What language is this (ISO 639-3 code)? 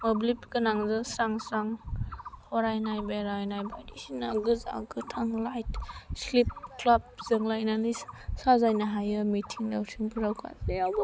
brx